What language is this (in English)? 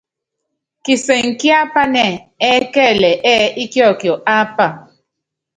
Yangben